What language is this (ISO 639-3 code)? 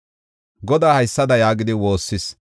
gof